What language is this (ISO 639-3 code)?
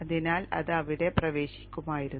mal